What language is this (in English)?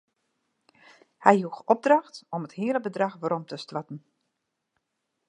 Western Frisian